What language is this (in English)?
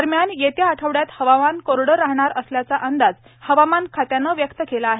Marathi